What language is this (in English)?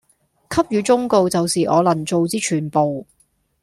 Cantonese